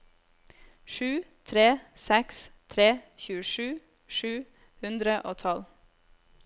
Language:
Norwegian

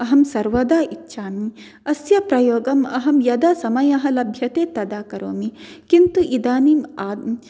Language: Sanskrit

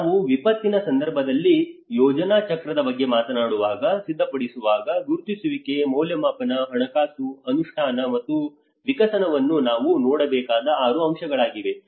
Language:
Kannada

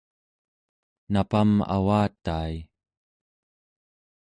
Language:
Central Yupik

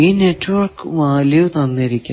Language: Malayalam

